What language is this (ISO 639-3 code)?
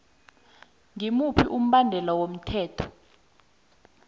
nbl